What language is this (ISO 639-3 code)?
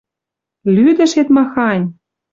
mrj